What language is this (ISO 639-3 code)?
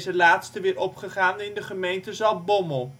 nld